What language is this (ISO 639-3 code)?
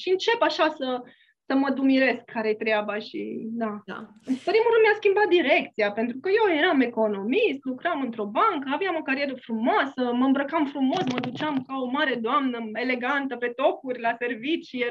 ron